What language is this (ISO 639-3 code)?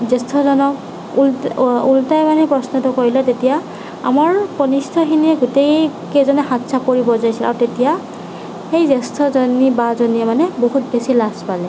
asm